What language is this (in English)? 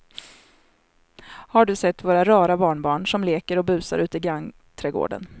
Swedish